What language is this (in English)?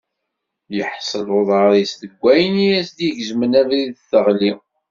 Kabyle